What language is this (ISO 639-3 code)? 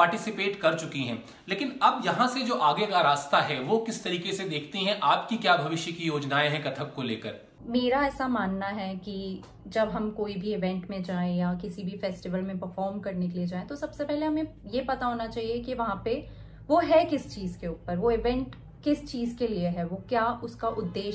hin